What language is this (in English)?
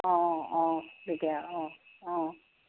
Assamese